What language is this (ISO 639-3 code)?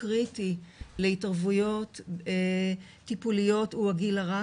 heb